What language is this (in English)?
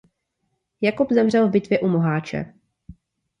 Czech